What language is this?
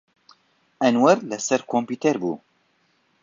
Central Kurdish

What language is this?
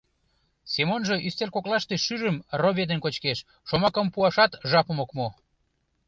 Mari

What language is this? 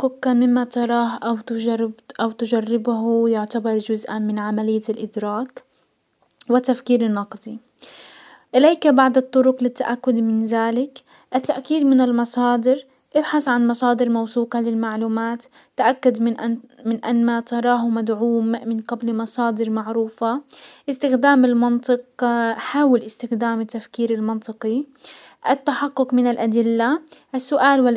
Hijazi Arabic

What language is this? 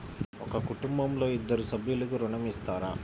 Telugu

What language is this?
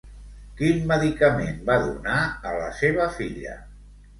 Catalan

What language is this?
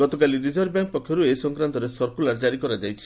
Odia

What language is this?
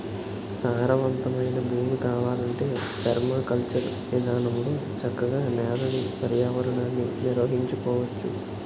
Telugu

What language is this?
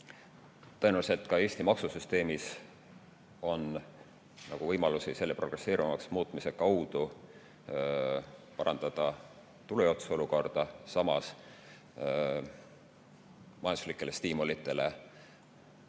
Estonian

